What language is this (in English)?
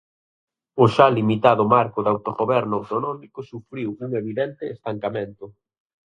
Galician